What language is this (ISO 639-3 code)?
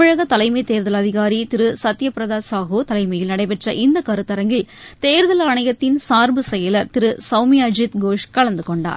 tam